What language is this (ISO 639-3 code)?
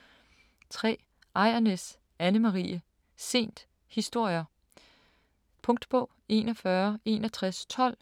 dan